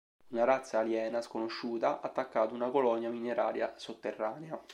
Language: Italian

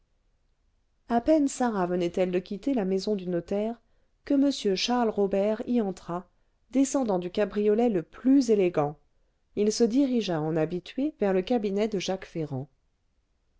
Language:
French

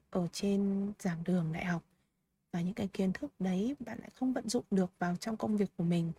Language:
Vietnamese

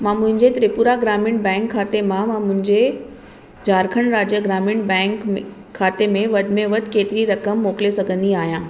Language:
Sindhi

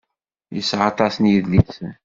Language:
Kabyle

